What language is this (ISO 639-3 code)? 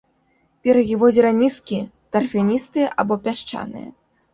bel